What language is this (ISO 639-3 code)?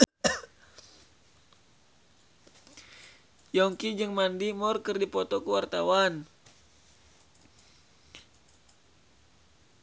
sun